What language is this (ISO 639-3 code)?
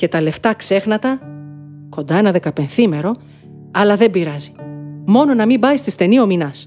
ell